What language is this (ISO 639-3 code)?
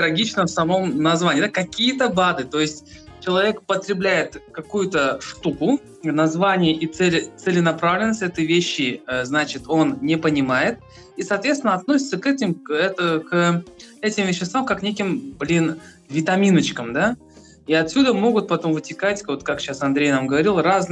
rus